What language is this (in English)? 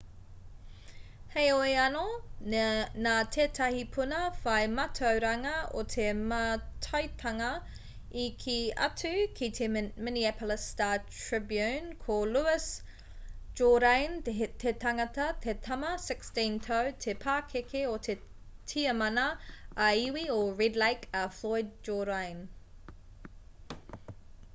Māori